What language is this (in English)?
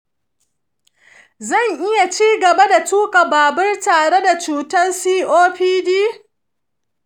Hausa